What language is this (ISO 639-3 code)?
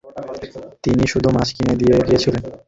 ben